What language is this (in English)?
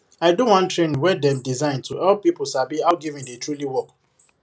Nigerian Pidgin